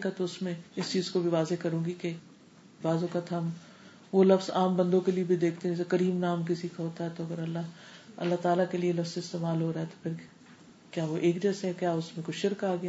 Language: Urdu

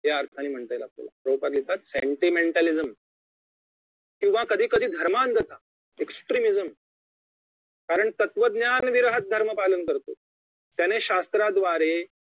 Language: Marathi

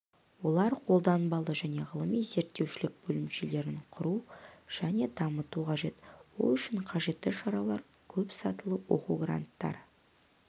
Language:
Kazakh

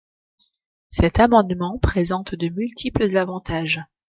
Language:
French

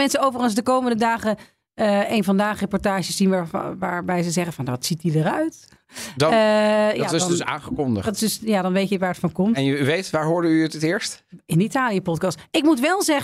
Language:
Dutch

